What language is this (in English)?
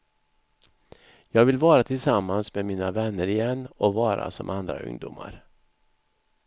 Swedish